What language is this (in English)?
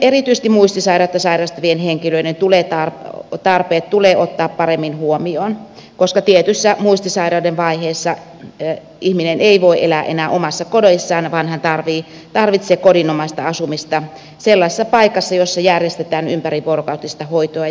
Finnish